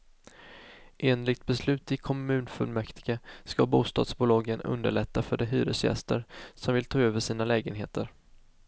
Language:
Swedish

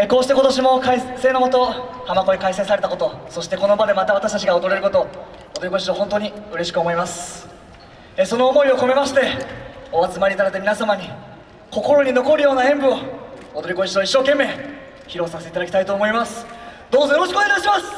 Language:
Japanese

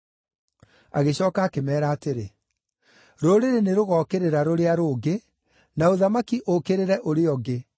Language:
Kikuyu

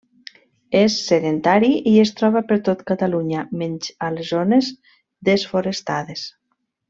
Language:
Catalan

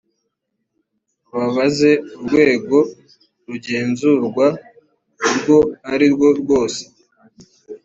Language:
Kinyarwanda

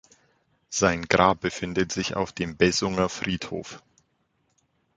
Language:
German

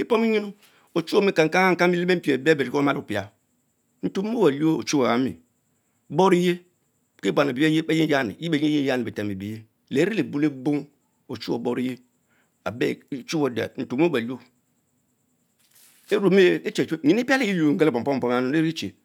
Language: Mbe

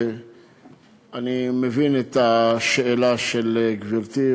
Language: Hebrew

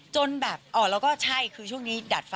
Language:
Thai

